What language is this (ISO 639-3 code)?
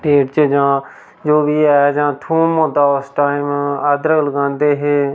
doi